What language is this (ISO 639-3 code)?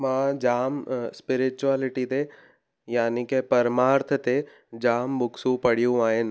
snd